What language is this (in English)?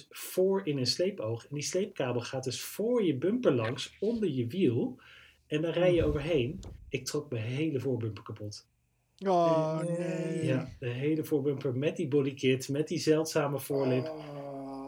Dutch